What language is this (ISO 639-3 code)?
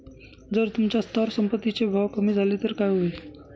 mar